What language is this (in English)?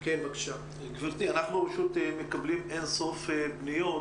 Hebrew